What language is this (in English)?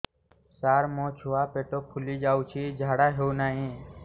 Odia